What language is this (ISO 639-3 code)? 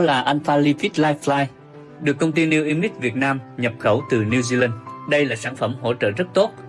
vie